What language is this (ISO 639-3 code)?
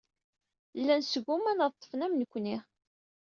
kab